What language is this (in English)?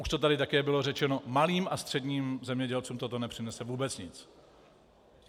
Czech